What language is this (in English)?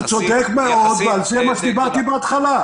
Hebrew